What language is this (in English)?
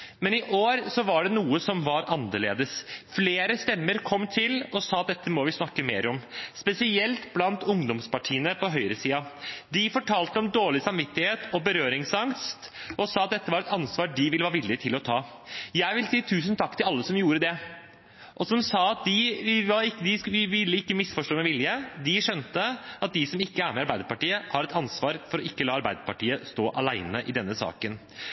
Norwegian Bokmål